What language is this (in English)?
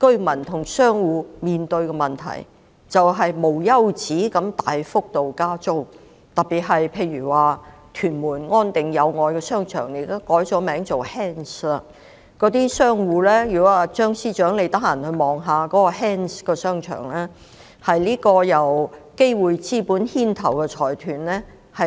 Cantonese